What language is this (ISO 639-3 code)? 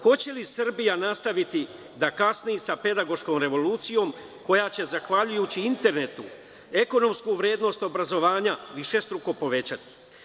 srp